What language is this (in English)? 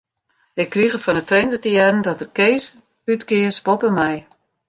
Western Frisian